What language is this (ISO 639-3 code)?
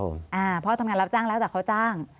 tha